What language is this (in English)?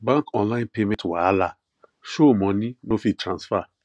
Nigerian Pidgin